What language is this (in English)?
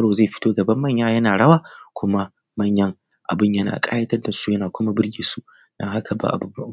Hausa